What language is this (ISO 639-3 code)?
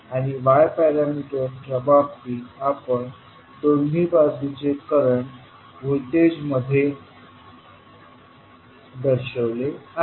mar